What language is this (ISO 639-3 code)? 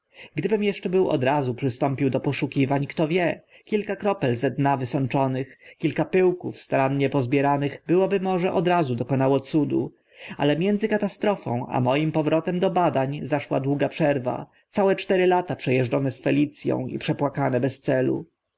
pol